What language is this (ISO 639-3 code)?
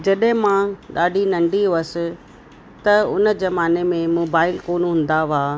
snd